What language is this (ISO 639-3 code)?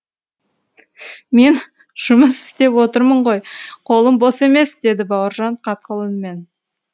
kaz